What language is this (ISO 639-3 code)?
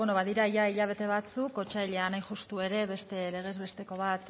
eus